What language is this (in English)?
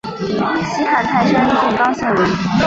Chinese